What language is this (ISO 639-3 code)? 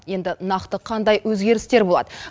kaz